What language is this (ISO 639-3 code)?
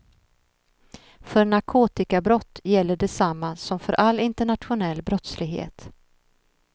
swe